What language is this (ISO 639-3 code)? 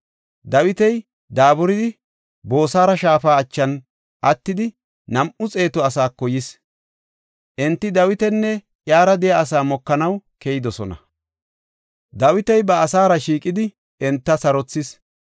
gof